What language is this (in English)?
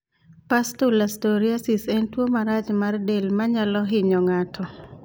Luo (Kenya and Tanzania)